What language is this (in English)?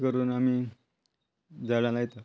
Konkani